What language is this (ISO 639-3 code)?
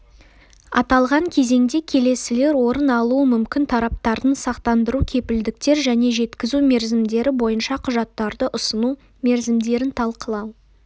kaz